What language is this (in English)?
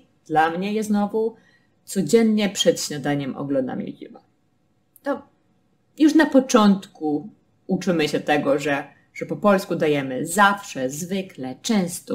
Polish